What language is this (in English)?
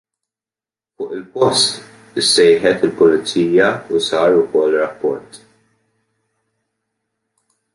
Maltese